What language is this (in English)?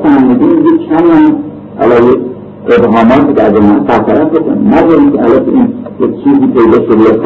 Persian